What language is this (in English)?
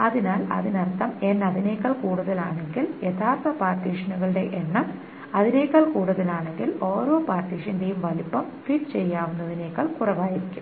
Malayalam